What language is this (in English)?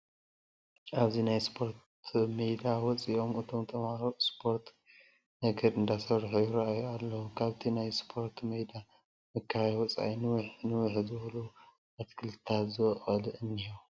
Tigrinya